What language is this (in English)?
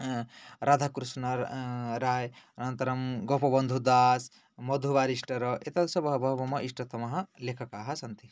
Sanskrit